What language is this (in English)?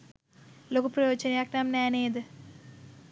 Sinhala